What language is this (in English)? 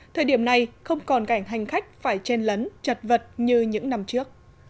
Vietnamese